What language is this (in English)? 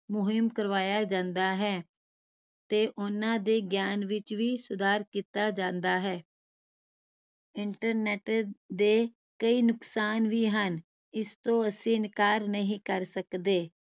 Punjabi